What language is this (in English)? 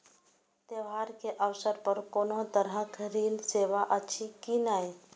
Maithili